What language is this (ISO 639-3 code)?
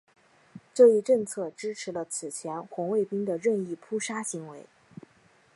zho